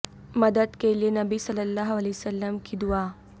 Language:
Urdu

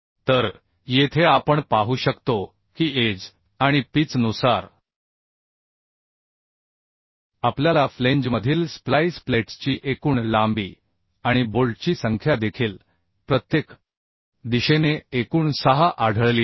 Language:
Marathi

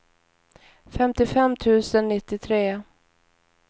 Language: Swedish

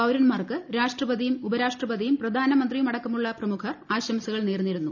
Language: Malayalam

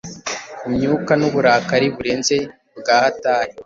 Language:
Kinyarwanda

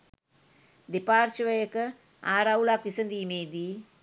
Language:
Sinhala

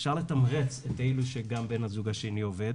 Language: Hebrew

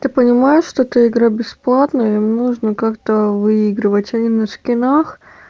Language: Russian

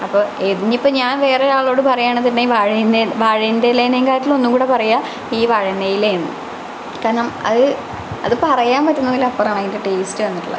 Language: Malayalam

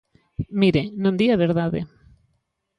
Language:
Galician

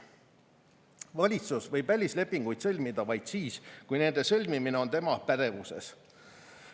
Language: Estonian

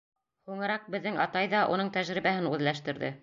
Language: Bashkir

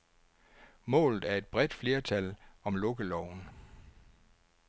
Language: Danish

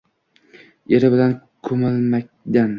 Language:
Uzbek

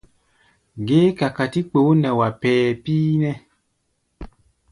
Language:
Gbaya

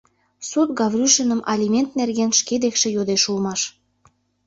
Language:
Mari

